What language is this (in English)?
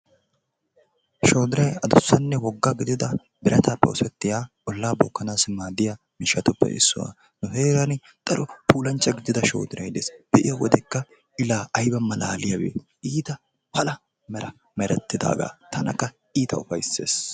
Wolaytta